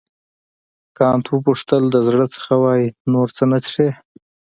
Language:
Pashto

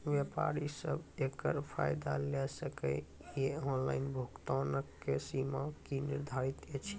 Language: Maithili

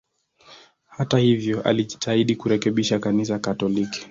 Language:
Swahili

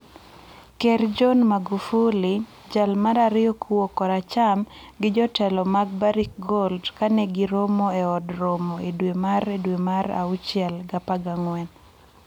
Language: Luo (Kenya and Tanzania)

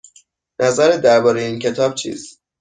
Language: Persian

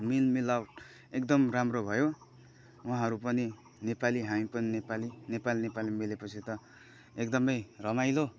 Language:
Nepali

